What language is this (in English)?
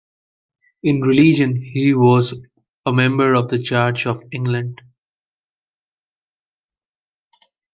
English